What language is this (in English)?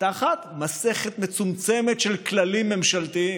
Hebrew